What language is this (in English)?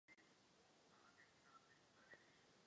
Czech